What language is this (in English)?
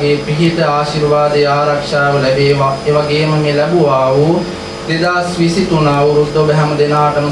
Indonesian